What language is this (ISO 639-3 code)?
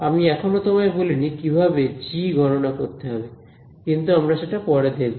ben